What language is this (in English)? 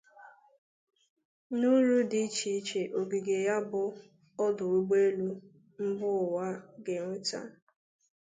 Igbo